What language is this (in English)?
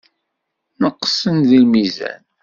Kabyle